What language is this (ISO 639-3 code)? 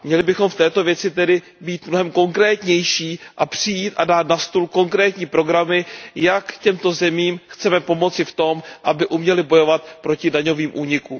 ces